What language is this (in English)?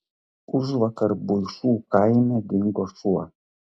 Lithuanian